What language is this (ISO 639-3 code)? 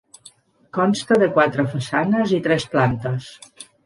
cat